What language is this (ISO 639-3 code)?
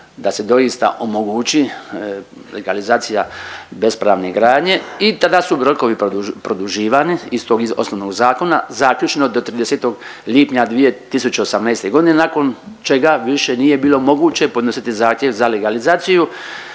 hrv